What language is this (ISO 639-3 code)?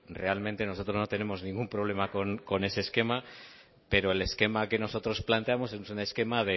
spa